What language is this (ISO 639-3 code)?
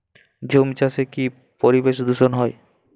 ben